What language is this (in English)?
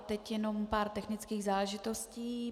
Czech